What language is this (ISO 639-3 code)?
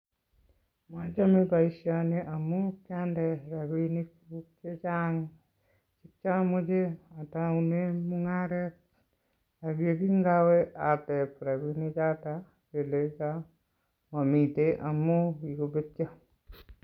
kln